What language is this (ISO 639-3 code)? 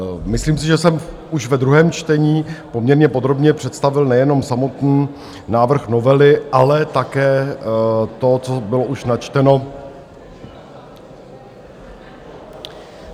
ces